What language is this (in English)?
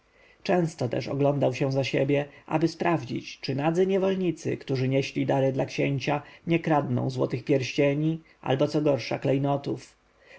Polish